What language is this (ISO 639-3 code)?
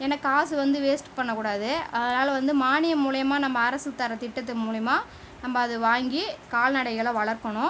tam